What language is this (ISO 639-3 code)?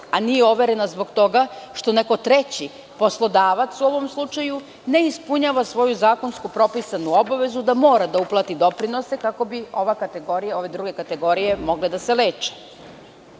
srp